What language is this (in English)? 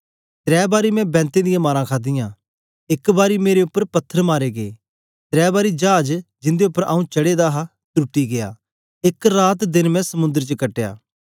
Dogri